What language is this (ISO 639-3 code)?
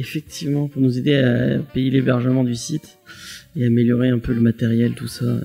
fra